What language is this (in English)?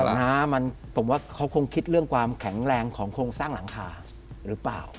Thai